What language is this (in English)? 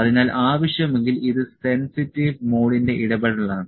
Malayalam